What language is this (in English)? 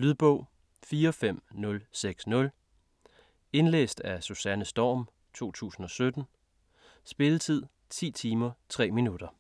Danish